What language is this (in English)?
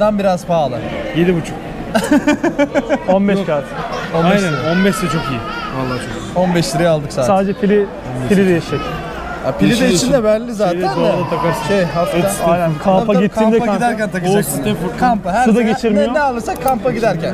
Turkish